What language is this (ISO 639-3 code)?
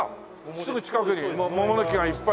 jpn